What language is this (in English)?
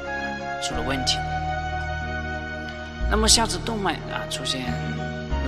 Chinese